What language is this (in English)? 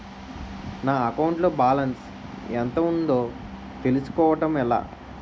Telugu